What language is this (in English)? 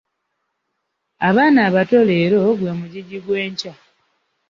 Ganda